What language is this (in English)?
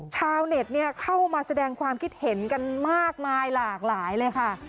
Thai